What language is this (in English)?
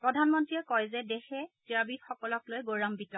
Assamese